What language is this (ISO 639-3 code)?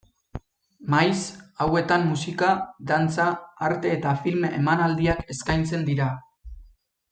eus